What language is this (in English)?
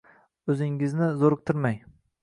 Uzbek